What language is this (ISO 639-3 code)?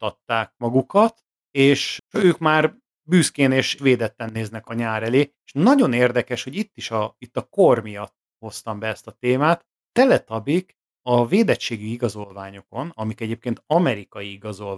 hun